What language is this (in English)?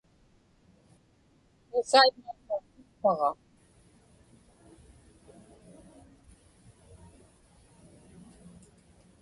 Inupiaq